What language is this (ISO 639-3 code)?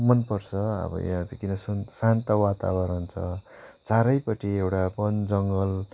nep